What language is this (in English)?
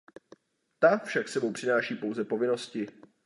Czech